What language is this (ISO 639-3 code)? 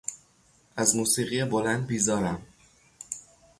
fas